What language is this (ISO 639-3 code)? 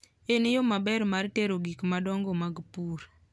luo